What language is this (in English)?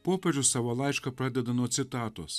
Lithuanian